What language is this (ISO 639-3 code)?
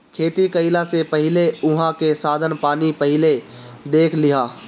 bho